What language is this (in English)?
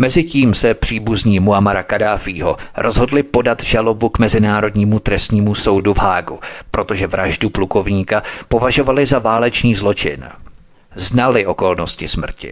Czech